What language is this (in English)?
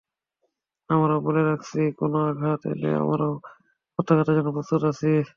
Bangla